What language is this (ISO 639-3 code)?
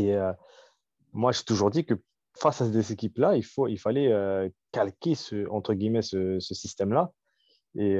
fra